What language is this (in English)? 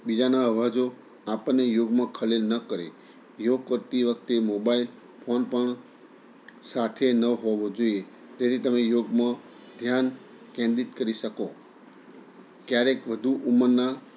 Gujarati